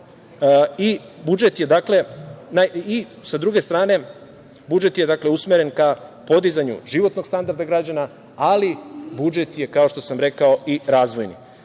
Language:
Serbian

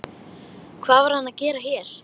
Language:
Icelandic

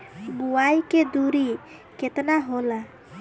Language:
Bhojpuri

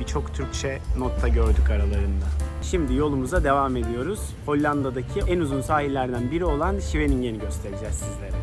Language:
Turkish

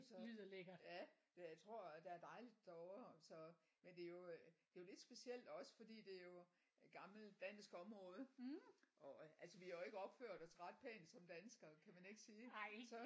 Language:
Danish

